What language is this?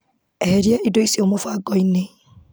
Kikuyu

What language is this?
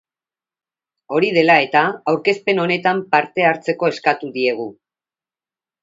Basque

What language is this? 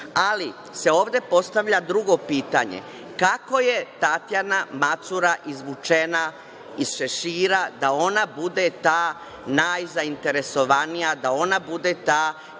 Serbian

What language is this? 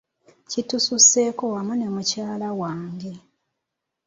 Ganda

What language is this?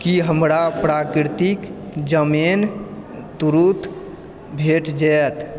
Maithili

